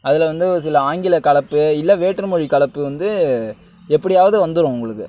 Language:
Tamil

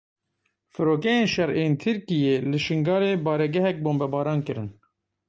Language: Kurdish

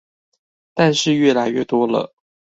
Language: Chinese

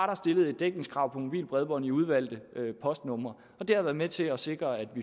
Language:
Danish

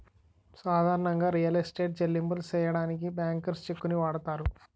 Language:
Telugu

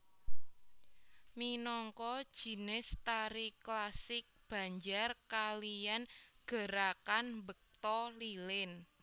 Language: Javanese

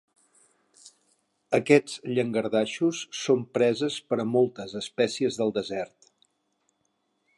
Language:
Catalan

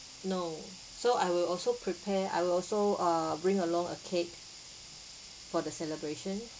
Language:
English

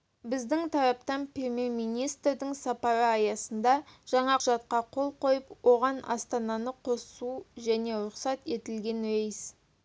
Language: Kazakh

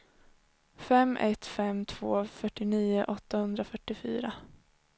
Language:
Swedish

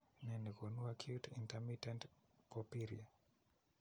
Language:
Kalenjin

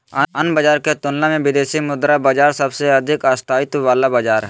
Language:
Magahi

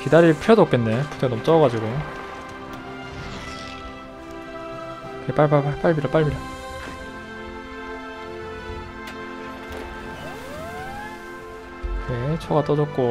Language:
Korean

